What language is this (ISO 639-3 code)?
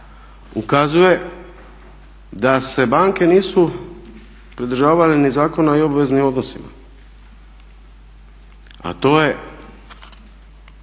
hrv